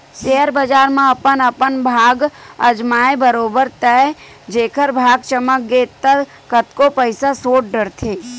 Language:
Chhattisgarhi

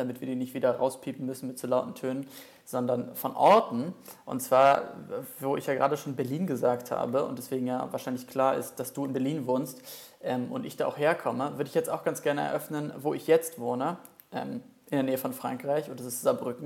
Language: German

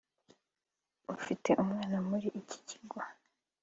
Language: Kinyarwanda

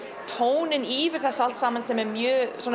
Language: Icelandic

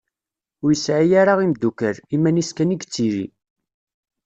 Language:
Kabyle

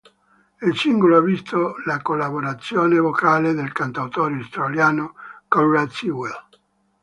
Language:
Italian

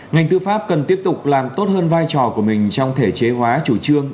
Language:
Vietnamese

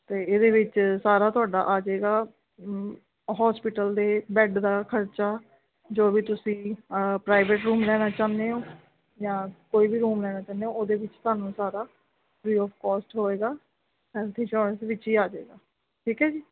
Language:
Punjabi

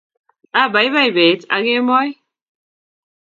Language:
Kalenjin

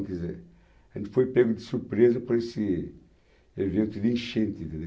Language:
Portuguese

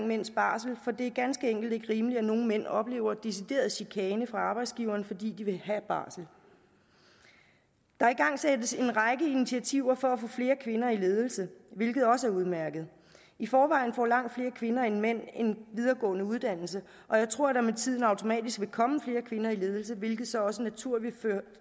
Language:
Danish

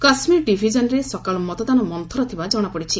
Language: Odia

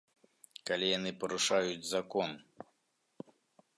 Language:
Belarusian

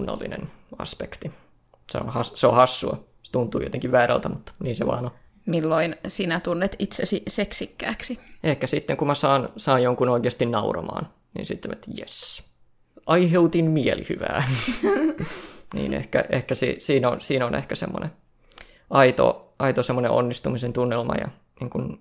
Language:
Finnish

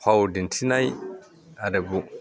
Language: Bodo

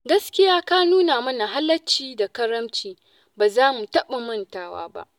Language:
Hausa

